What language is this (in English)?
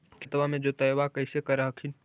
Magahi